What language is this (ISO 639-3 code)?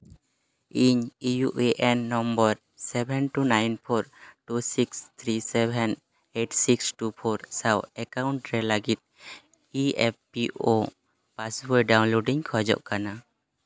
sat